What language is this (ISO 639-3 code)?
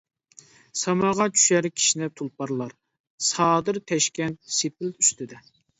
uig